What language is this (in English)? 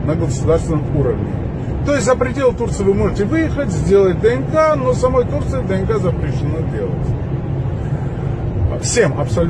Russian